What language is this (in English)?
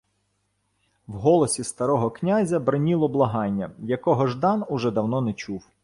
Ukrainian